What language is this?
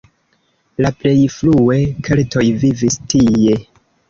Esperanto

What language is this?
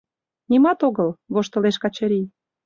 Mari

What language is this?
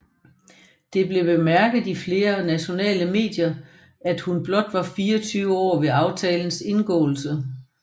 Danish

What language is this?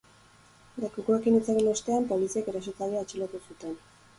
Basque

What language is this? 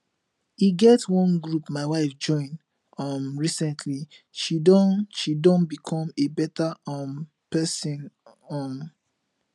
Nigerian Pidgin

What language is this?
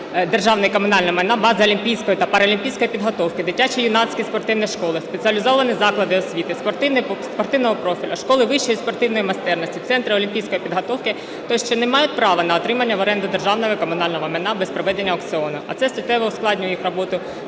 Ukrainian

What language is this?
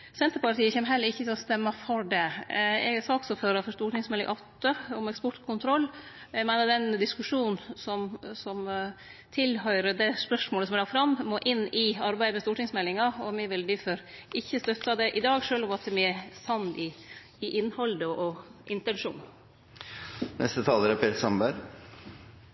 Norwegian Nynorsk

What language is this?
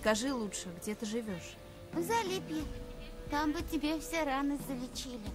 Russian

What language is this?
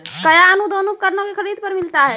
Maithili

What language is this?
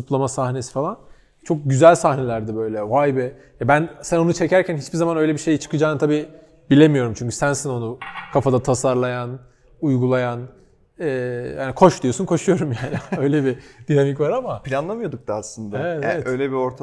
Turkish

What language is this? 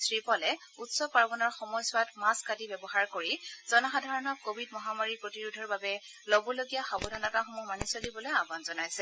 Assamese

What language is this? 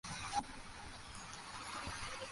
Bangla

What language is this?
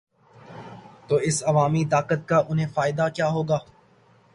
Urdu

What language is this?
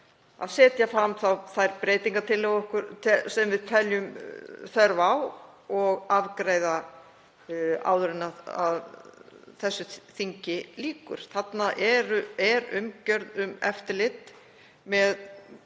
Icelandic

